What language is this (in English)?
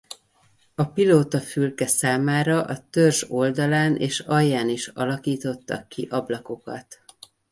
Hungarian